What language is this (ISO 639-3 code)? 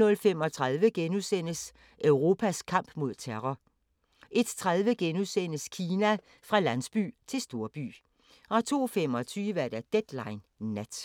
dan